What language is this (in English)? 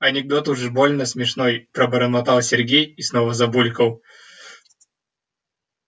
Russian